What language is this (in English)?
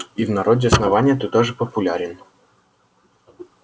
Russian